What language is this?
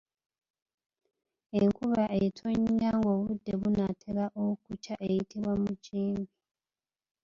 Ganda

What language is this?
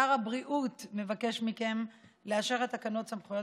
Hebrew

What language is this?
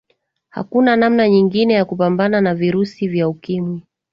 Swahili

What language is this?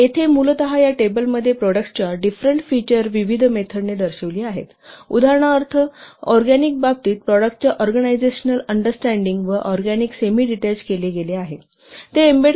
Marathi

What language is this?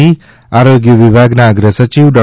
Gujarati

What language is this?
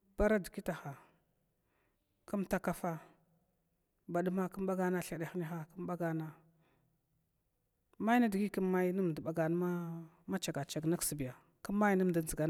Glavda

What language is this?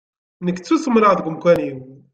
Kabyle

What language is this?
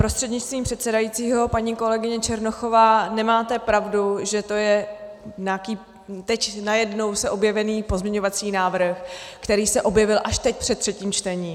Czech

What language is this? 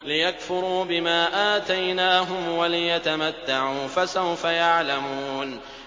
Arabic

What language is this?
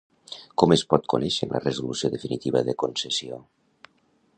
Catalan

